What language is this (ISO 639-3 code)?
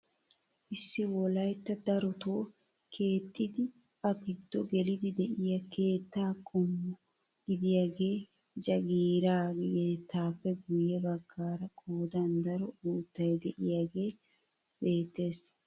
wal